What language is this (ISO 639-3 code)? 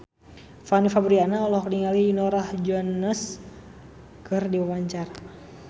sun